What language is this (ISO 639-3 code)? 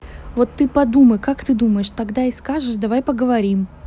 rus